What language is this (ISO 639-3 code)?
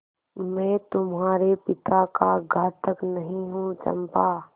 hin